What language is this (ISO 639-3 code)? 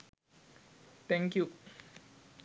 sin